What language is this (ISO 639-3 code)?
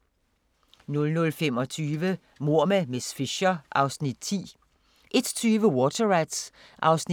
dan